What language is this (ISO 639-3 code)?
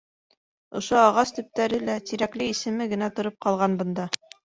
bak